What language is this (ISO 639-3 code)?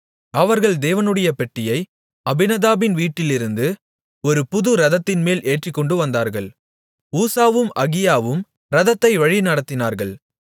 tam